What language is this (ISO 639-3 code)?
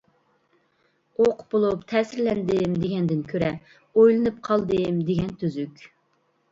uig